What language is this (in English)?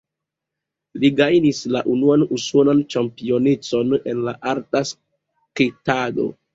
Esperanto